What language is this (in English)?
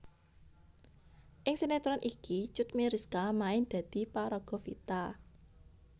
Javanese